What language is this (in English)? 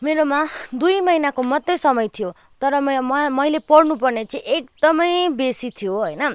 Nepali